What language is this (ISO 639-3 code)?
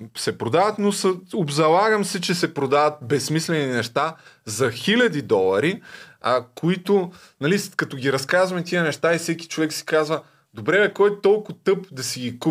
bul